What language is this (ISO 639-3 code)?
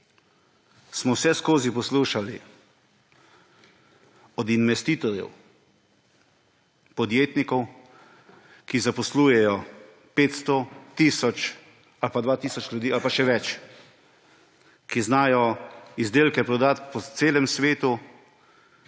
slv